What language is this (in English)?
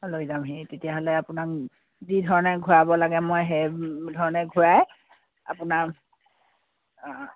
Assamese